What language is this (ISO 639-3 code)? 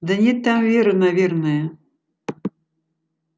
rus